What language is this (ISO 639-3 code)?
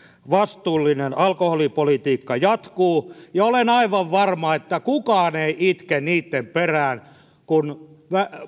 fin